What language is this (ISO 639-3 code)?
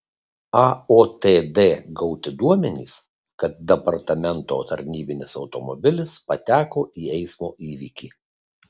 lit